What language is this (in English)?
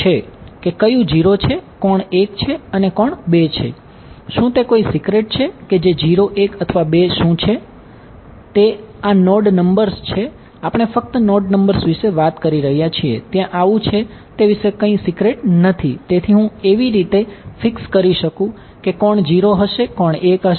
Gujarati